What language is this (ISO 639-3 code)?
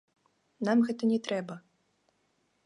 bel